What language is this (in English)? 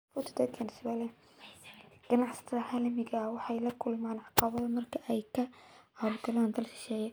Somali